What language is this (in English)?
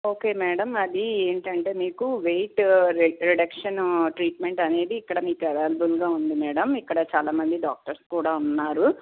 Telugu